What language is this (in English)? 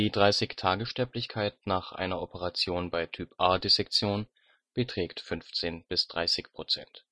German